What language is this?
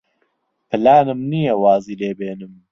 Central Kurdish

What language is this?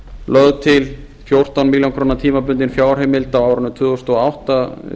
Icelandic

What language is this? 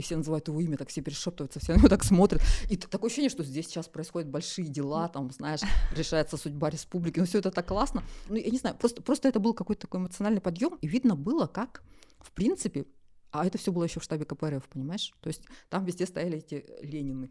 Russian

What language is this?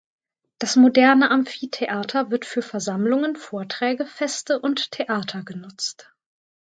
German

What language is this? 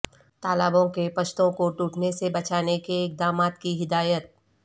Urdu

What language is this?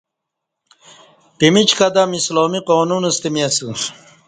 Kati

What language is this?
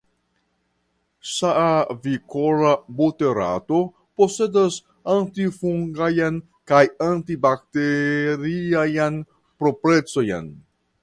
Esperanto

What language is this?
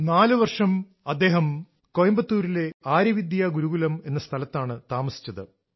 Malayalam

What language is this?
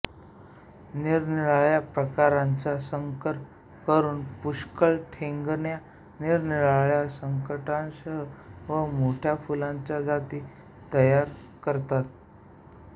Marathi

